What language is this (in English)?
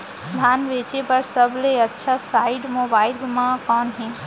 Chhattisgarhi